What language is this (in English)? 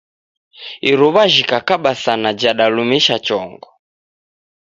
Taita